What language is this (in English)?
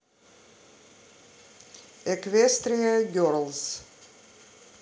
Russian